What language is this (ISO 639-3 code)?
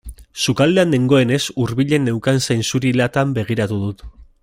eus